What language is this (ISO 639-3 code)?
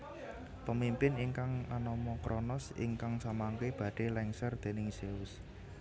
jav